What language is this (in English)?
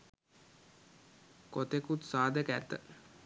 Sinhala